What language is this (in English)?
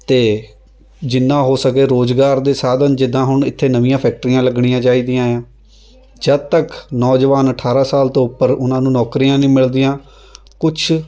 Punjabi